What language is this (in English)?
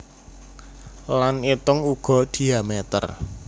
Javanese